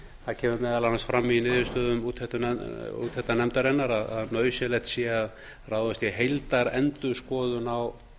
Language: Icelandic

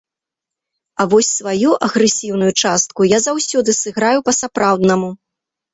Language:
Belarusian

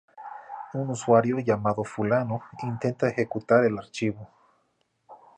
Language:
Spanish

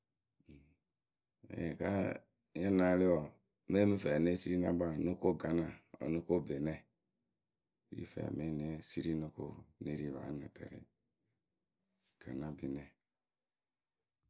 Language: Akebu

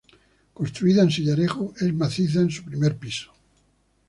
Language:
Spanish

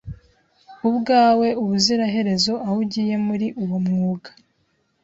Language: Kinyarwanda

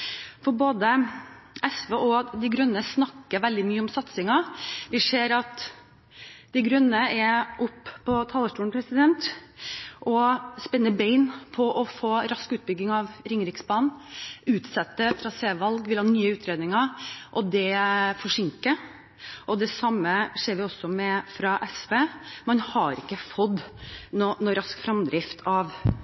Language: Norwegian Bokmål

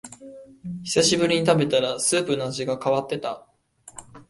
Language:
Japanese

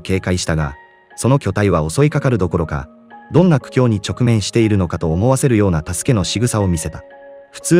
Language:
Japanese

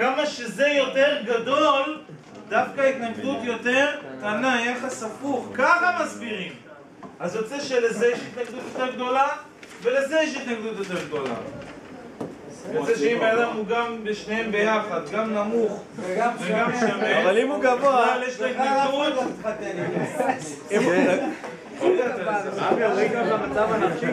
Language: Hebrew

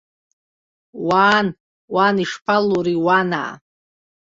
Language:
Abkhazian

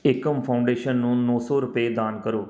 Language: Punjabi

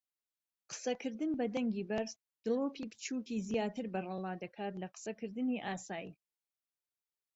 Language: Central Kurdish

